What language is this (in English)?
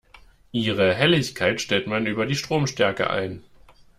German